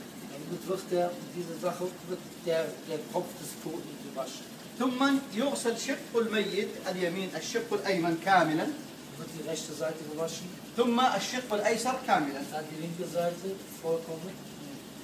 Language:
Arabic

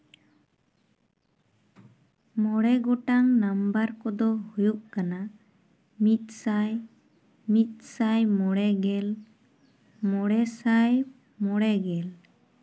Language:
Santali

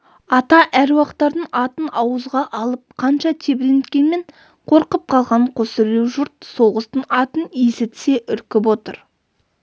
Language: Kazakh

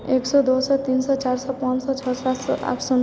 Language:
Maithili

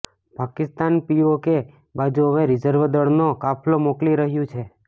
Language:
Gujarati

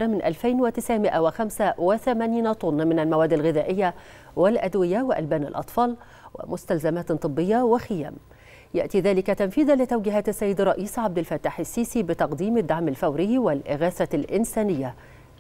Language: Arabic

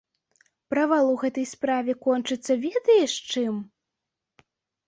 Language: Belarusian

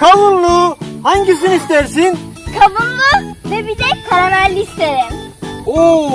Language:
Turkish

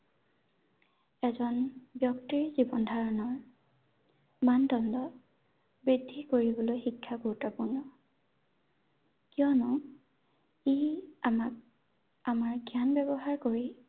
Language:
Assamese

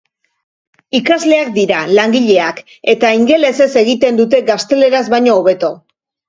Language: Basque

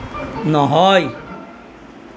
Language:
Assamese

